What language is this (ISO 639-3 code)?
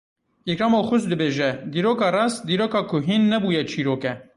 kur